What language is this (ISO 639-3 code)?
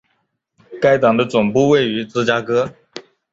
zho